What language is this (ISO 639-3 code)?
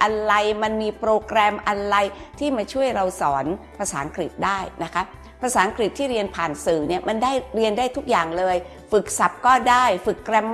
tha